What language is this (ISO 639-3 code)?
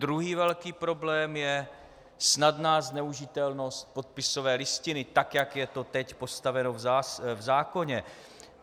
ces